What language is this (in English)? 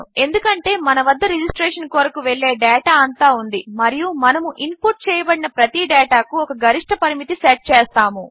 Telugu